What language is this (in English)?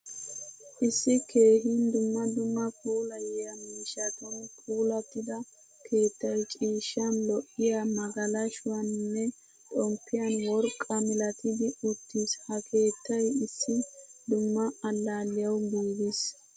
Wolaytta